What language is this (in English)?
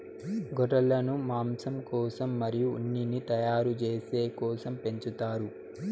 Telugu